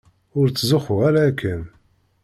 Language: Kabyle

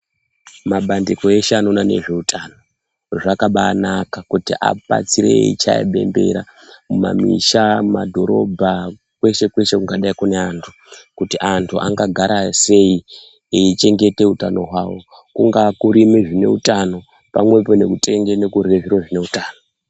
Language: Ndau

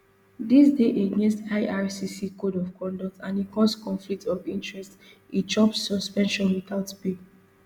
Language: Nigerian Pidgin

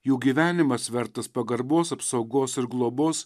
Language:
Lithuanian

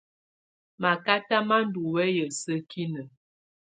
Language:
Tunen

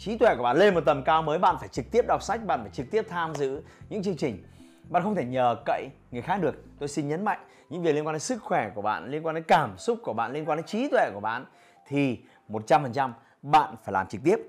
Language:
Vietnamese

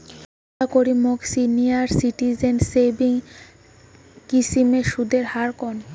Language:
Bangla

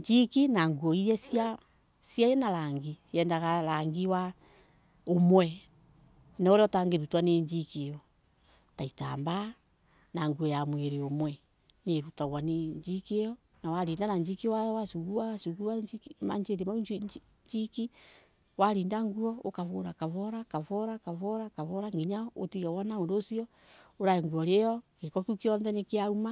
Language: Embu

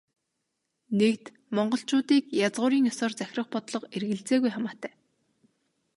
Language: Mongolian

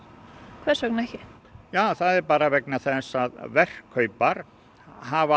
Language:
Icelandic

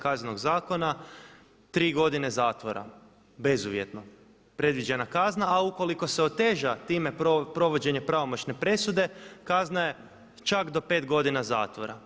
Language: Croatian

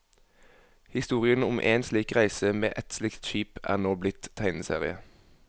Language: Norwegian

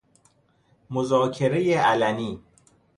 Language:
Persian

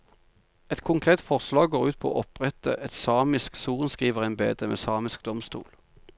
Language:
Norwegian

